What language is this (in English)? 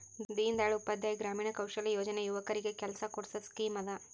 Kannada